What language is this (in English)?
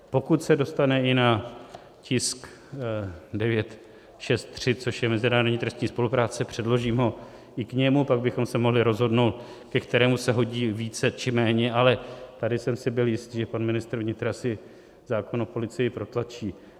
Czech